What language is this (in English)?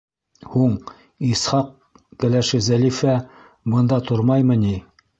Bashkir